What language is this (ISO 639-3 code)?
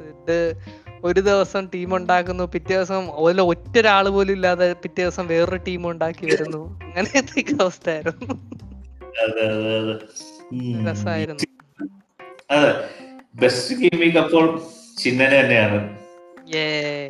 mal